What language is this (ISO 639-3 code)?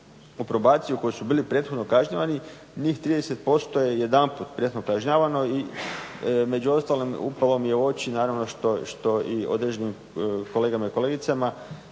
hrv